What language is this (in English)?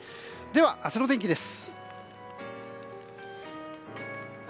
Japanese